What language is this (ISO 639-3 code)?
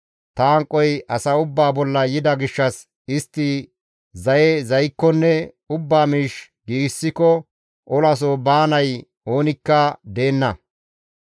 gmv